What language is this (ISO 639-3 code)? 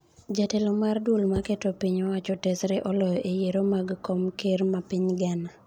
luo